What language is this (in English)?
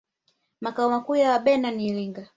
Swahili